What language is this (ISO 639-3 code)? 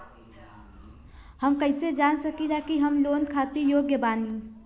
bho